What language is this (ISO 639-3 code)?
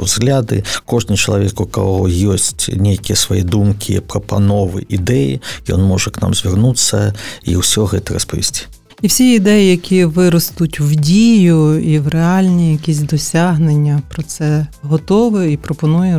ukr